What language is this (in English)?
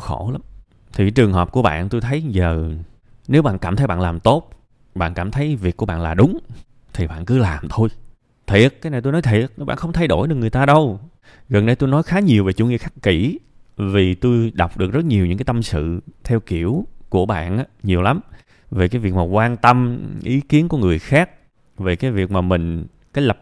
Vietnamese